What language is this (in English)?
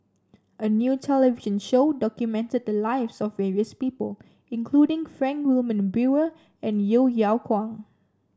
English